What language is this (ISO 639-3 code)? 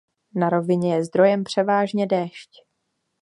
ces